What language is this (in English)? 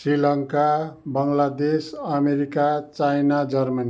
Nepali